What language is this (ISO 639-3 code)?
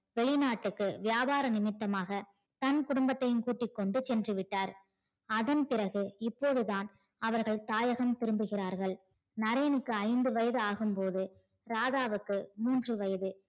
tam